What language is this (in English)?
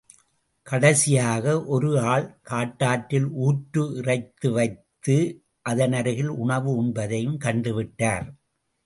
Tamil